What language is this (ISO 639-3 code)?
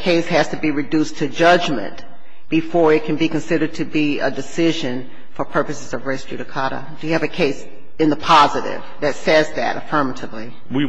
eng